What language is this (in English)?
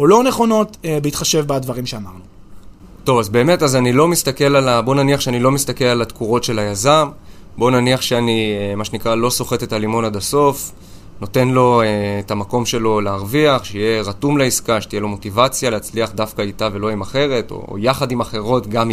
Hebrew